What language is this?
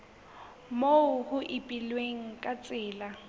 Southern Sotho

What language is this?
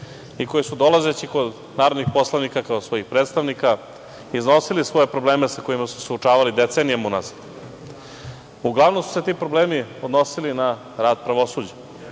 Serbian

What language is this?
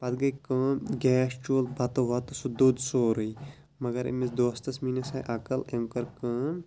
Kashmiri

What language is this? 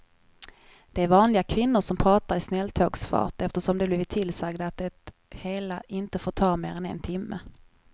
Swedish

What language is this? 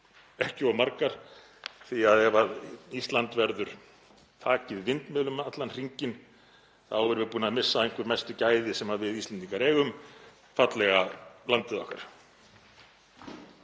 Icelandic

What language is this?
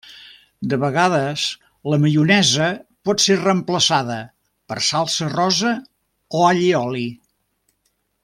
Catalan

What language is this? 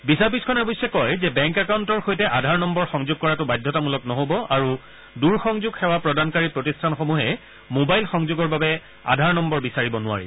Assamese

